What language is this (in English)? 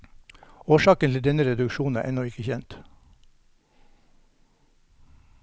Norwegian